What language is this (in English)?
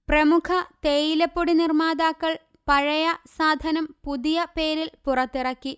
Malayalam